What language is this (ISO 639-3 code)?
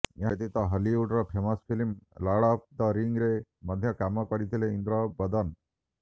ori